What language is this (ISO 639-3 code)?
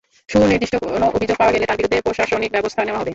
ben